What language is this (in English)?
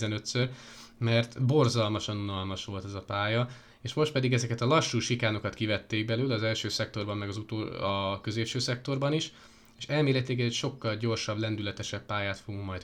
Hungarian